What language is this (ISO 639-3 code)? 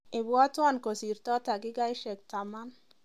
kln